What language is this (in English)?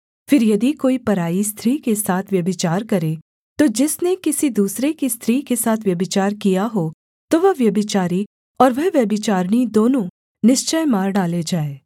Hindi